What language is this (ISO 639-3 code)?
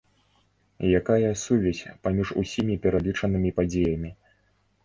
bel